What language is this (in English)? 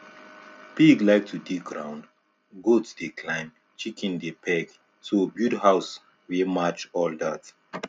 Nigerian Pidgin